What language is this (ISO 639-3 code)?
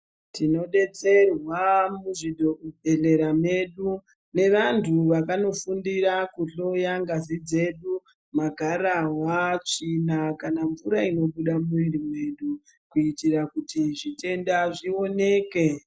ndc